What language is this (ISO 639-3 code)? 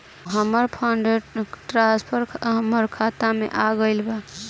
bho